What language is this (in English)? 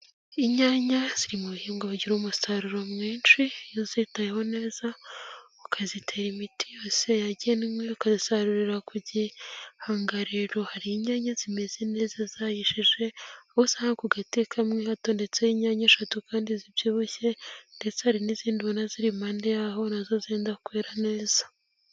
Kinyarwanda